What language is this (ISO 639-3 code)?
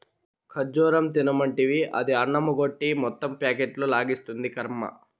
tel